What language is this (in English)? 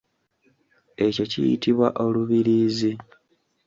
Ganda